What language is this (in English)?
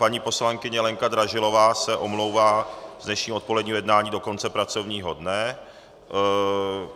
Czech